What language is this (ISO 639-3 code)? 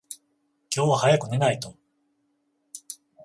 jpn